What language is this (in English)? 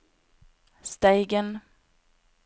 Norwegian